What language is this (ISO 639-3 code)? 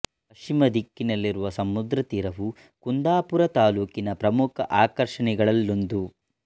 kan